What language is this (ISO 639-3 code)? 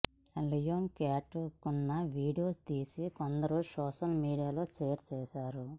tel